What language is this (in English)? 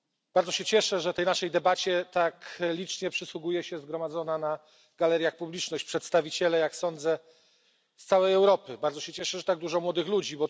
Polish